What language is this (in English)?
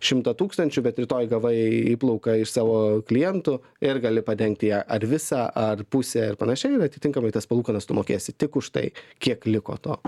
Lithuanian